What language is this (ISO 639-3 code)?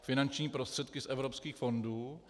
ces